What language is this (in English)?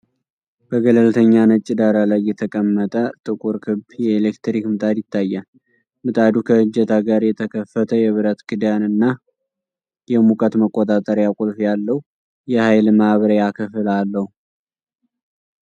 Amharic